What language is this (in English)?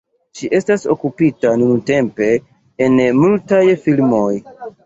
Esperanto